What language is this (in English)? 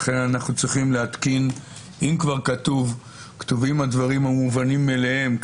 Hebrew